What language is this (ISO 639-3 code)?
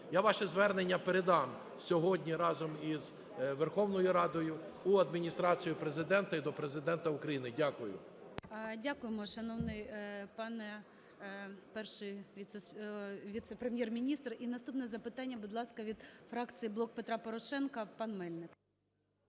ukr